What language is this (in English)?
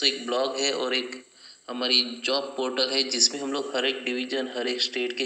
Hindi